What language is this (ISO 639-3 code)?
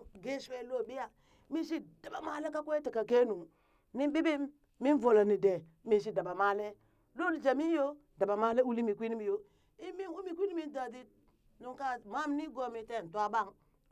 bys